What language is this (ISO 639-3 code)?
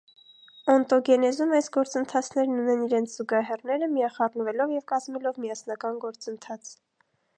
hye